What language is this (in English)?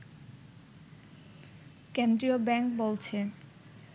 Bangla